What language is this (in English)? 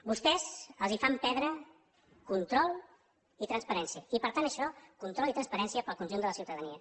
Catalan